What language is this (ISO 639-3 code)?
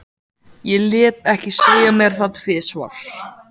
isl